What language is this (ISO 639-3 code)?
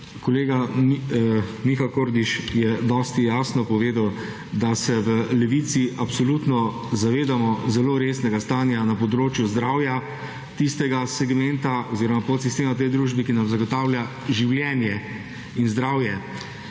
slv